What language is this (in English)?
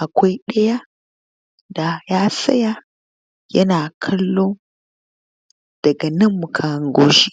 Hausa